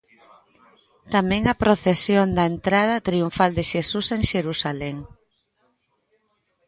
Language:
Galician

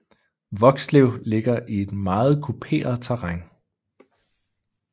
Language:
Danish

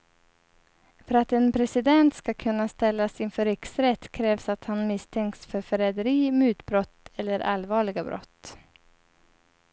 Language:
Swedish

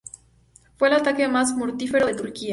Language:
Spanish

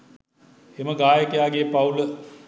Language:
Sinhala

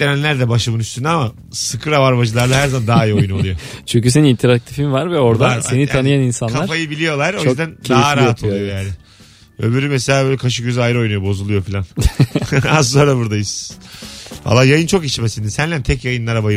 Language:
Turkish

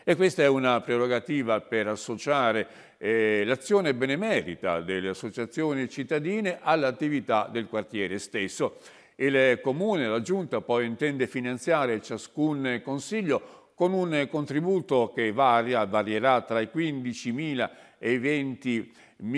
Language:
Italian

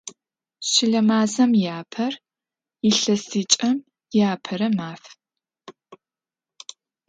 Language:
Adyghe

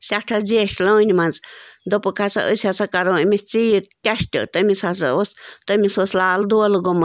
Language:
Kashmiri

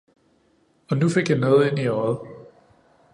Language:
Danish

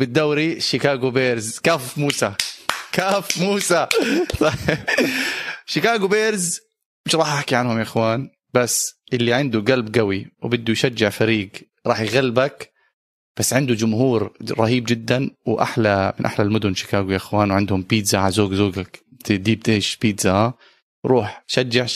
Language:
Arabic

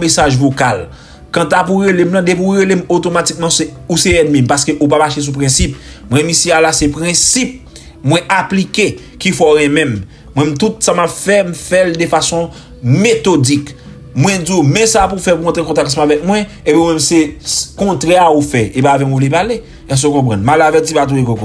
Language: French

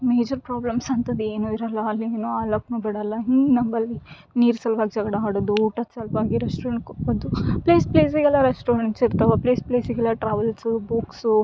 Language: Kannada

